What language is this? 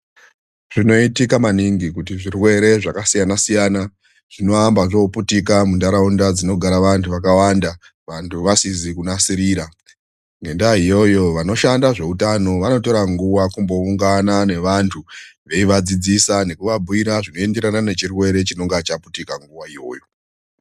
Ndau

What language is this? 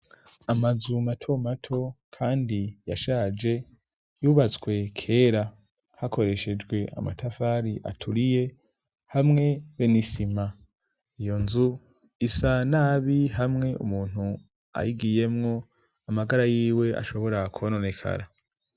Rundi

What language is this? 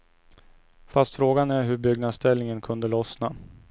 Swedish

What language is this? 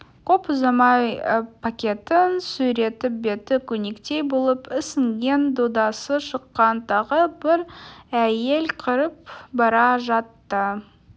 Kazakh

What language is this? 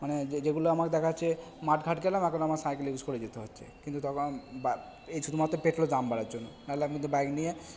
Bangla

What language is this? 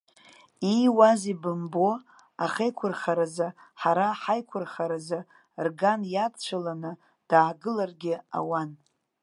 Abkhazian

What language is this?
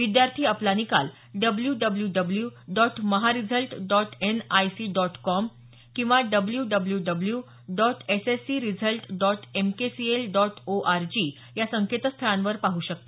Marathi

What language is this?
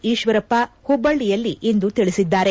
Kannada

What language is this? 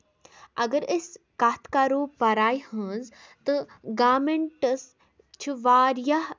Kashmiri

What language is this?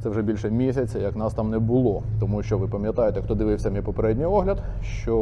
Ukrainian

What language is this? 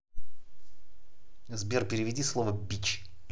Russian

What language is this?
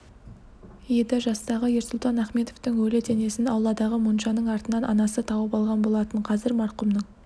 Kazakh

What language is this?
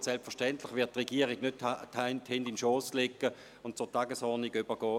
Swiss German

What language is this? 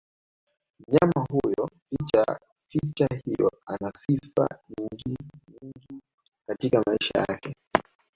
Swahili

